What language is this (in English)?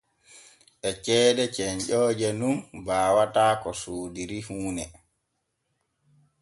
Borgu Fulfulde